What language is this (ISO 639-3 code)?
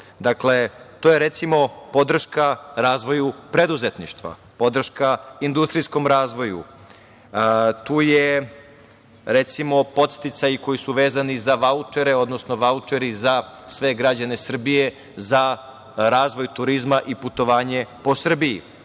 srp